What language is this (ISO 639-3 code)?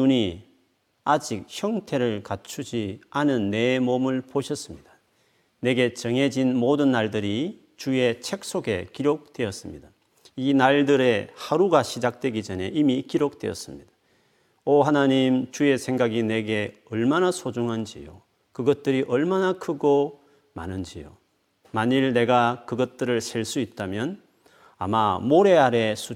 kor